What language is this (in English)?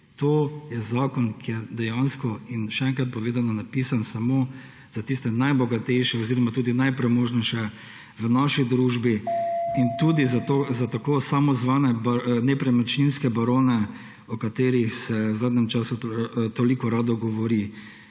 Slovenian